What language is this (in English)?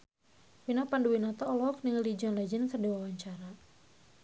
Sundanese